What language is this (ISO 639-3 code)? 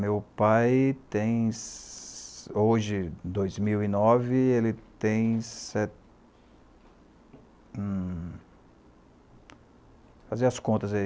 por